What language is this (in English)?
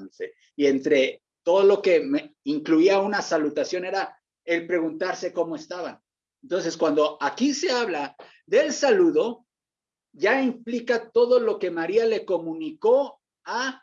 Spanish